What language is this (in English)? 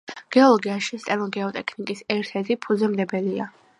Georgian